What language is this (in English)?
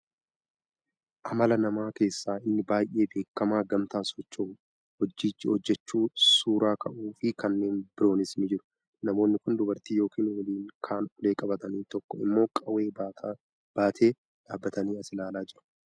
Oromo